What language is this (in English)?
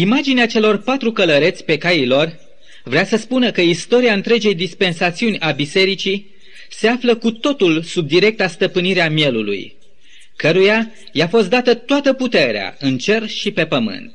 Romanian